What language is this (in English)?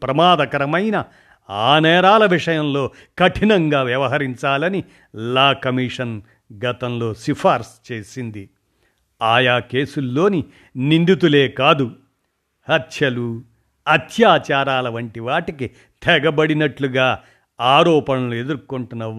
Telugu